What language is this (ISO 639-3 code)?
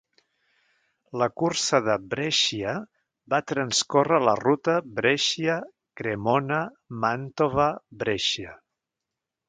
cat